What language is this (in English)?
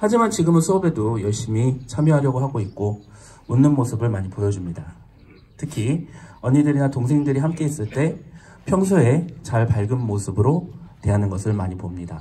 Korean